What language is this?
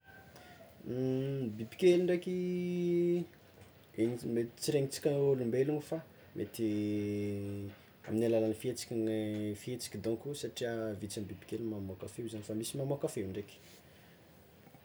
Tsimihety Malagasy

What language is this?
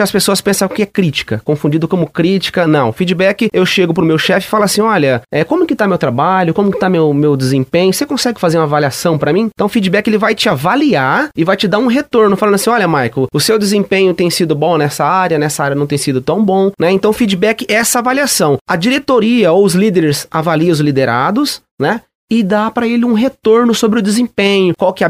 Portuguese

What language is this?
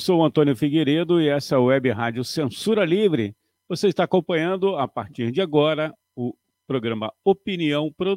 Portuguese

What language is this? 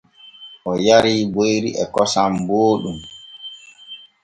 Borgu Fulfulde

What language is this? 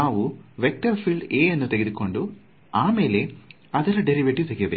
Kannada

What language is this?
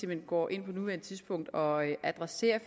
Danish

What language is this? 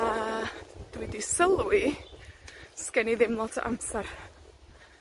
Welsh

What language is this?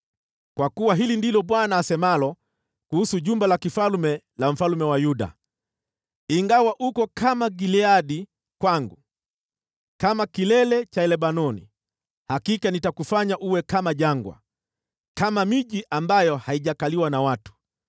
Swahili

